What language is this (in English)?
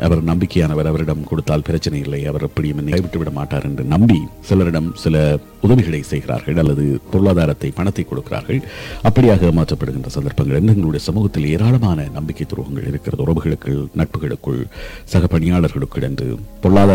Tamil